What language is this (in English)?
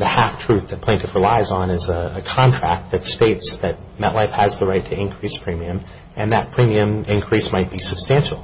English